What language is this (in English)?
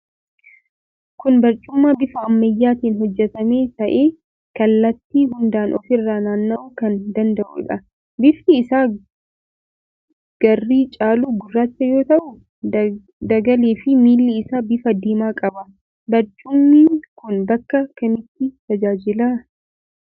Oromo